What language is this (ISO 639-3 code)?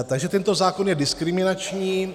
ces